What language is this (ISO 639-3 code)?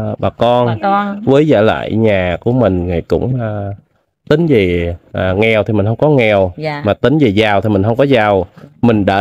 vie